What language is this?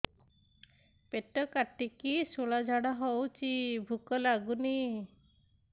Odia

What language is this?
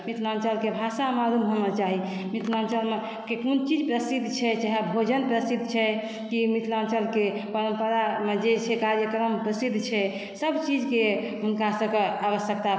Maithili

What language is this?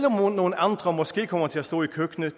Danish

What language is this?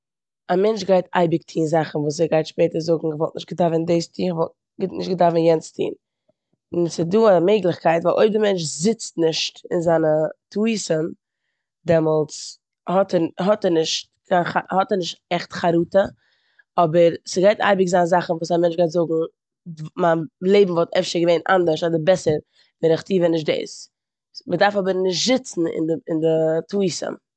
Yiddish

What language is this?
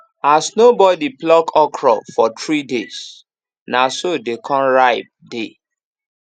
Nigerian Pidgin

